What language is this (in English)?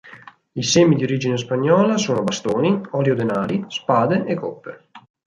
Italian